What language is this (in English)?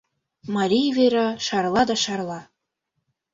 Mari